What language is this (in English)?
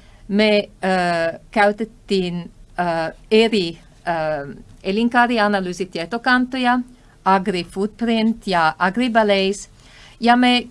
Finnish